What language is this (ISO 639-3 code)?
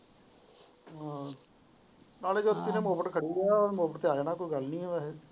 pan